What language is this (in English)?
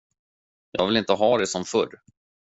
Swedish